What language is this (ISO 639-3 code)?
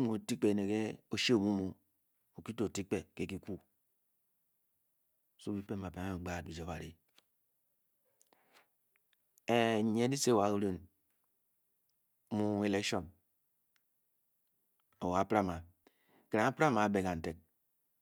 bky